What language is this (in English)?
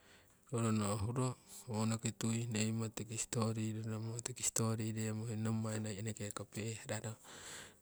Siwai